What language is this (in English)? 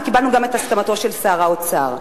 Hebrew